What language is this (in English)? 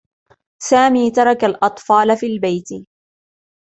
Arabic